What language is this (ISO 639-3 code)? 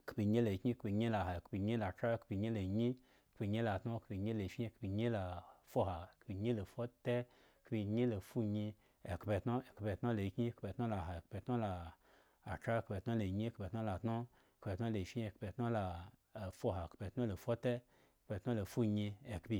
ego